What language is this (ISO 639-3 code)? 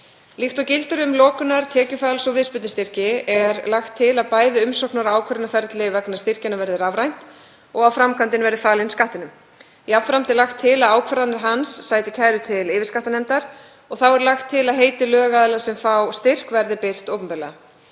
isl